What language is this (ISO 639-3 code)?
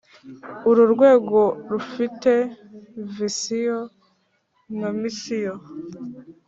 kin